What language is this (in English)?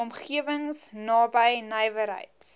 Afrikaans